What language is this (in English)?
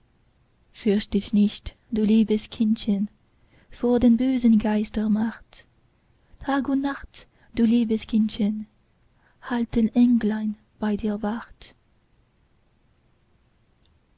German